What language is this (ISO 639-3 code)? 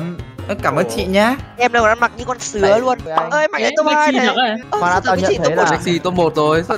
vie